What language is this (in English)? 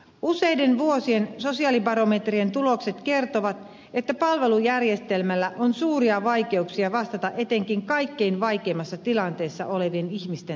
Finnish